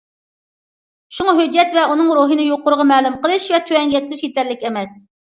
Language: Uyghur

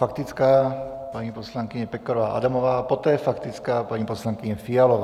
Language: Czech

